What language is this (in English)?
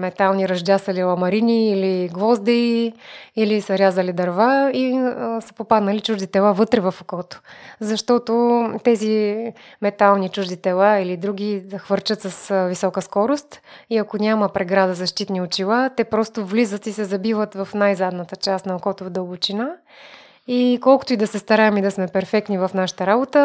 Bulgarian